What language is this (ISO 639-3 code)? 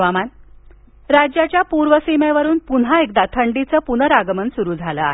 mar